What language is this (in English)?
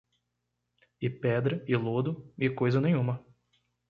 Portuguese